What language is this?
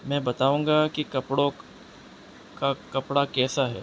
Urdu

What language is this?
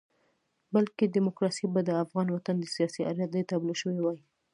Pashto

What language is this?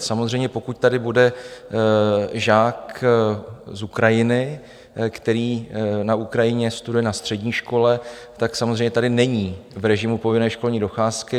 Czech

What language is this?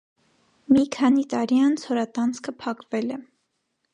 Armenian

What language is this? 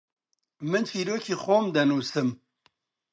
Central Kurdish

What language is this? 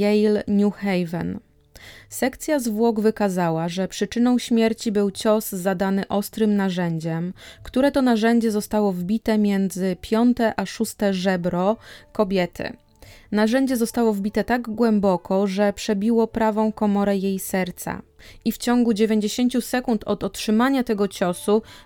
Polish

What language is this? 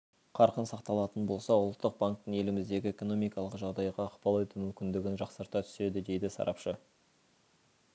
Kazakh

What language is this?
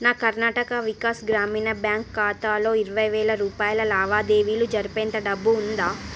Telugu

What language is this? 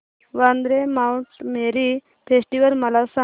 Marathi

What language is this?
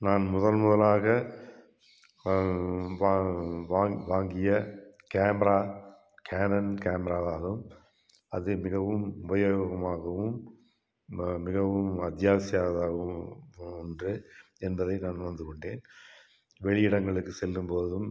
Tamil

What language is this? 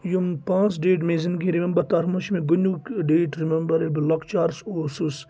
Kashmiri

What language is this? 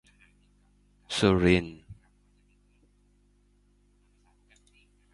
Thai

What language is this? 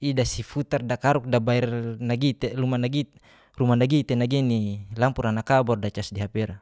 Geser-Gorom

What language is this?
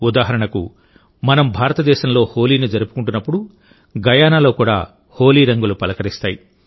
Telugu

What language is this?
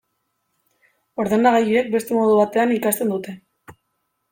Basque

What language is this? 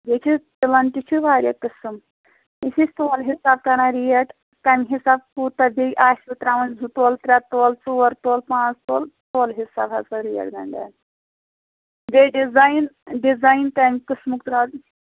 Kashmiri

